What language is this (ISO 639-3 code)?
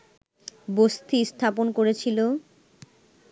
ben